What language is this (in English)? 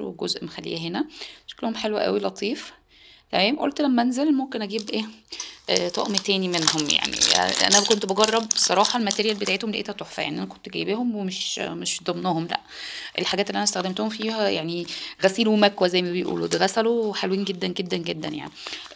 Arabic